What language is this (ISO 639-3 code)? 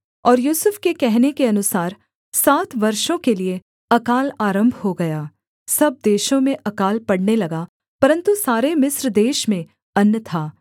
hin